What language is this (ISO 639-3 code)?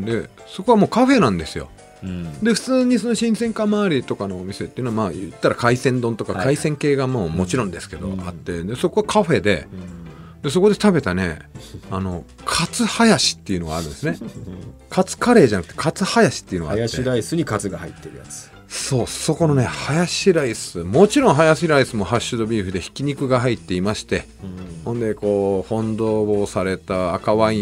jpn